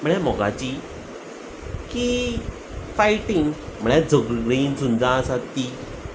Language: Konkani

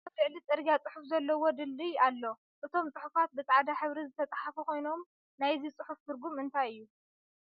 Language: Tigrinya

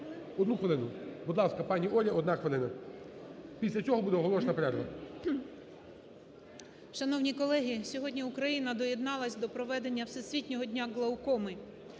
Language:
Ukrainian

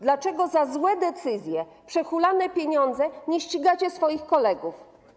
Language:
Polish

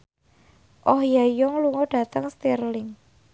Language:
Javanese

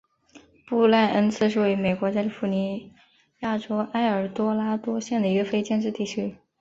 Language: Chinese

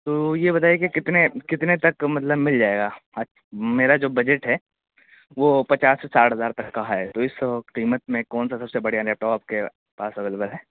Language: Urdu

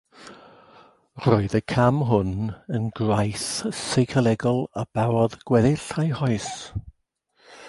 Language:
Welsh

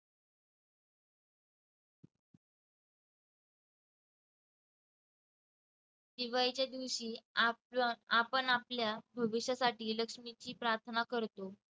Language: Marathi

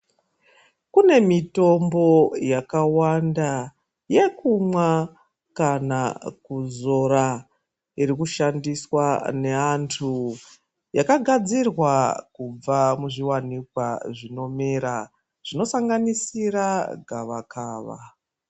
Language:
Ndau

